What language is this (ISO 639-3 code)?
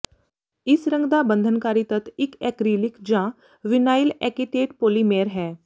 pan